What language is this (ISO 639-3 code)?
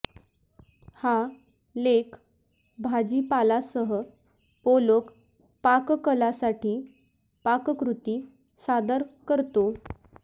mar